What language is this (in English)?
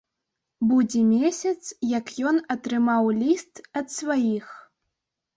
Belarusian